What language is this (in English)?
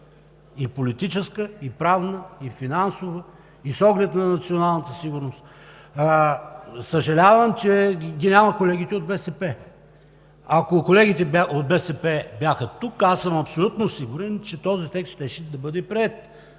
Bulgarian